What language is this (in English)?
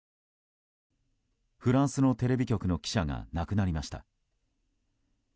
Japanese